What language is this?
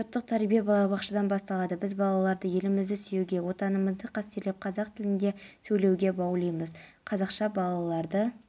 Kazakh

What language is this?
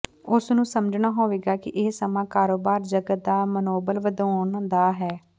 Punjabi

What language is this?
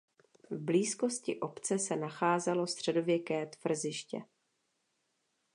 Czech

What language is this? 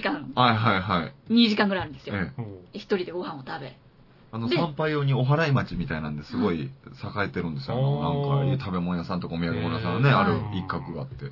Japanese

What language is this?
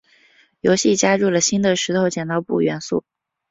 Chinese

